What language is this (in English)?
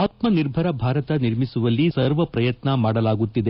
Kannada